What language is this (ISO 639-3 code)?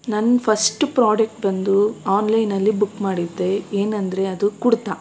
kan